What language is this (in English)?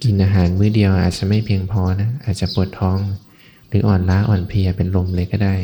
Thai